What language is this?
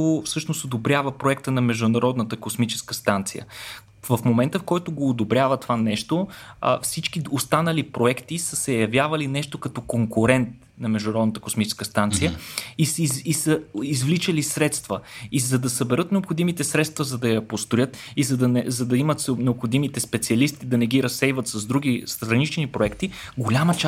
Bulgarian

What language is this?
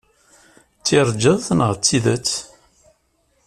Kabyle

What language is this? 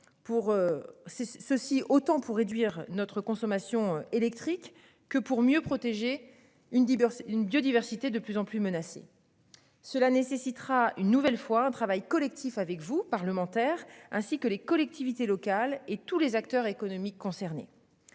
French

